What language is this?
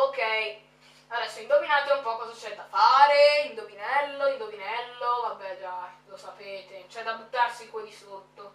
Italian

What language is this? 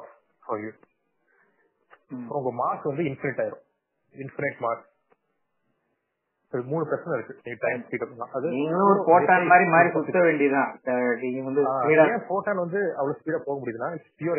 Tamil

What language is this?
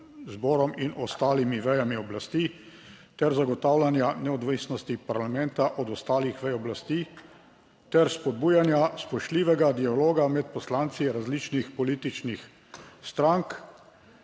Slovenian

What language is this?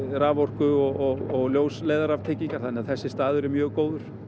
Icelandic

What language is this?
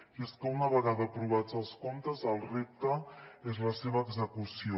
Catalan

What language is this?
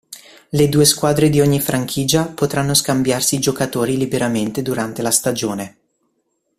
Italian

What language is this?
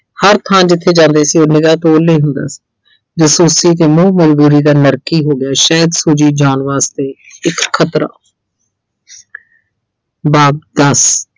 Punjabi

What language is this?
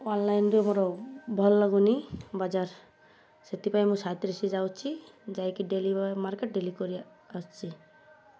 Odia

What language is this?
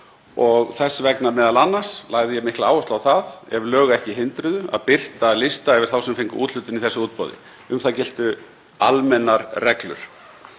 Icelandic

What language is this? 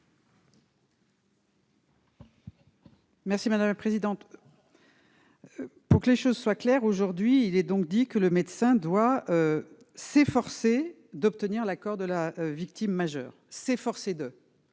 French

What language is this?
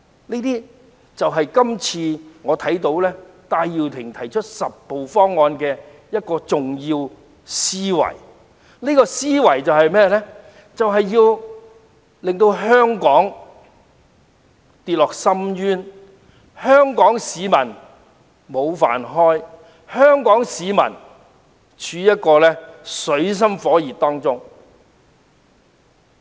Cantonese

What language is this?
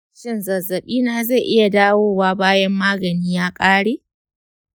Hausa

